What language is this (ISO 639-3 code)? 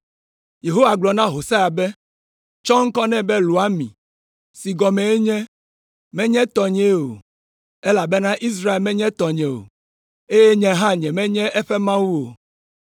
ewe